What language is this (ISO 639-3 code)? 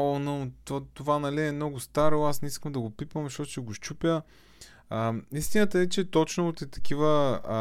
bul